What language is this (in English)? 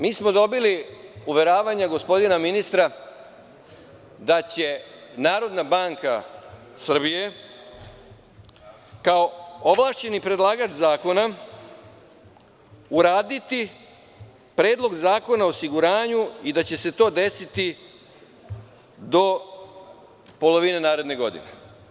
Serbian